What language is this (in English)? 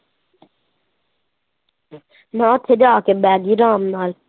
Punjabi